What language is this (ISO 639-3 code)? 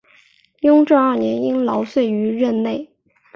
zho